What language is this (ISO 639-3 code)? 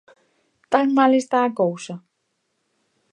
glg